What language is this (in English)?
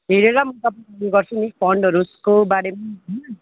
Nepali